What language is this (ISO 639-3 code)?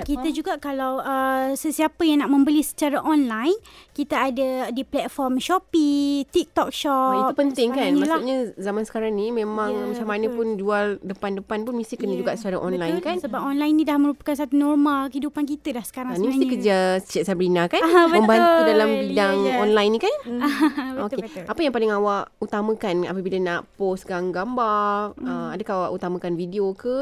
msa